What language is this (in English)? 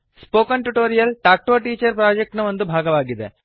Kannada